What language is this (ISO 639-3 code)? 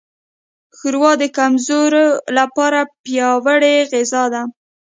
pus